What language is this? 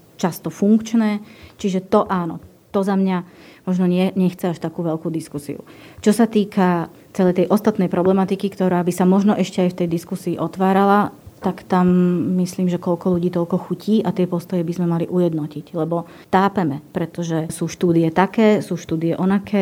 Slovak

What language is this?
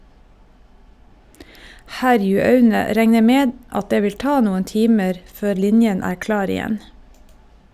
Norwegian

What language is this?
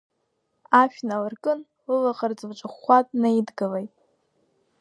Abkhazian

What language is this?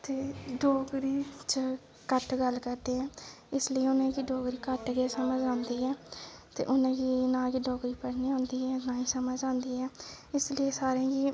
Dogri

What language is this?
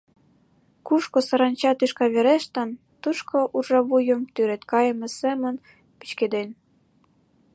Mari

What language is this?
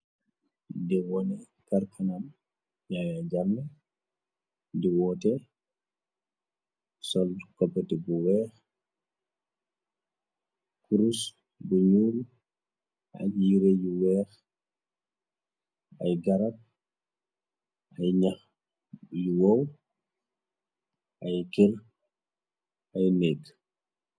Wolof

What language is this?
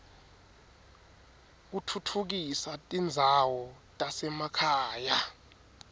Swati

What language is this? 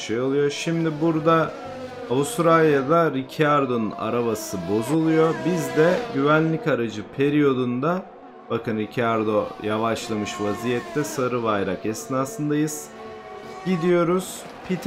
Turkish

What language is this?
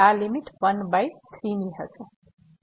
Gujarati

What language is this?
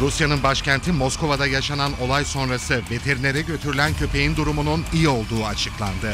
Turkish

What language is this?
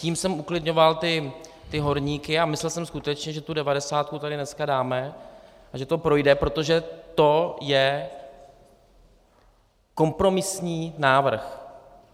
Czech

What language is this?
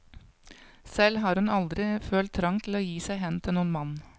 Norwegian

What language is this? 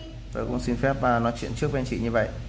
Vietnamese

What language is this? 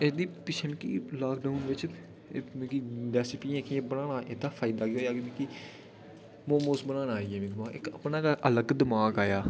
Dogri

